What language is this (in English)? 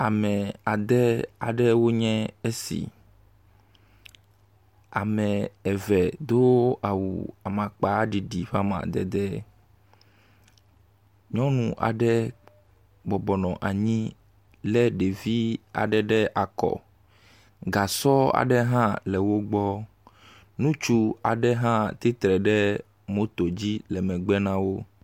Ewe